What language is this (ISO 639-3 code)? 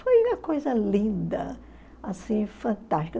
por